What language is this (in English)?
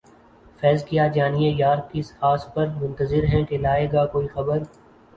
Urdu